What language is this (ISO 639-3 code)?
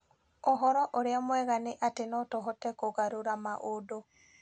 kik